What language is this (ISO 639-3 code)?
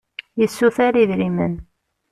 kab